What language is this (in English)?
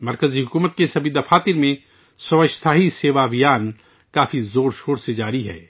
Urdu